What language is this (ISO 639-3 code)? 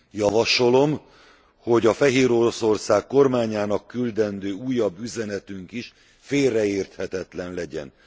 hun